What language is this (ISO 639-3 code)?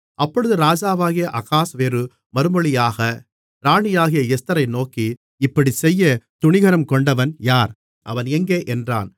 tam